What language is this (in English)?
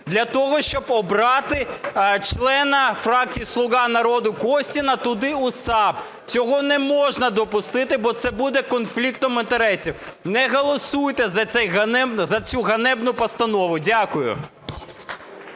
Ukrainian